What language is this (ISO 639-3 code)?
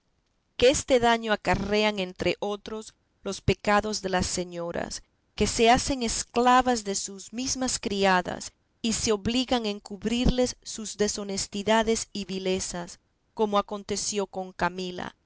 spa